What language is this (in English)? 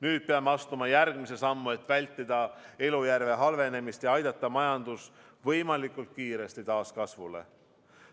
Estonian